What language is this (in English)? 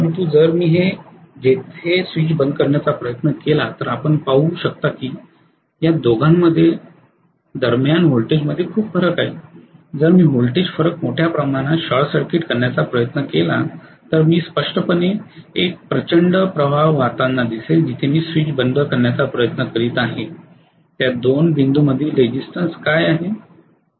Marathi